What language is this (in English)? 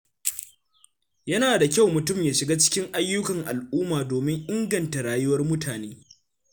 Hausa